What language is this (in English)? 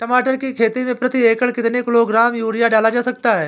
Hindi